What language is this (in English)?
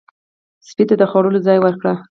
Pashto